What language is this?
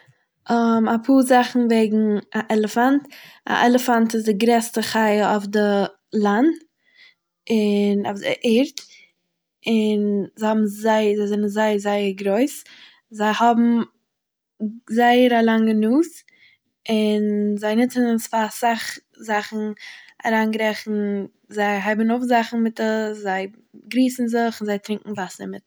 Yiddish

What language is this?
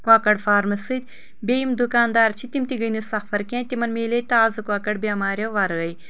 Kashmiri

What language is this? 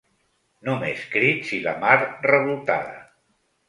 Catalan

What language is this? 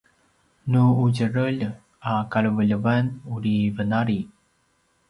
Paiwan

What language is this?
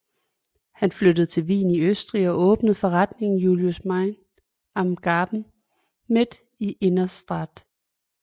Danish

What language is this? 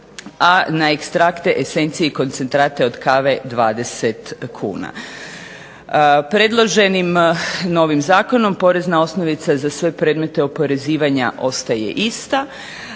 Croatian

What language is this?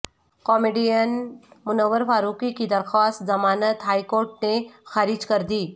Urdu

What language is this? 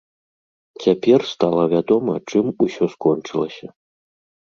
Belarusian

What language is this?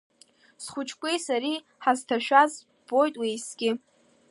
Abkhazian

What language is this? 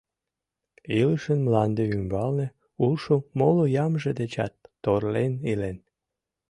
Mari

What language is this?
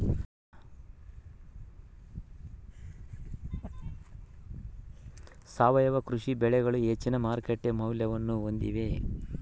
Kannada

